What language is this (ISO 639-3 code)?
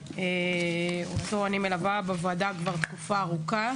heb